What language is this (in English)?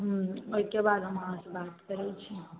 Maithili